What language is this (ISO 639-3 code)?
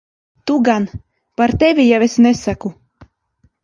lav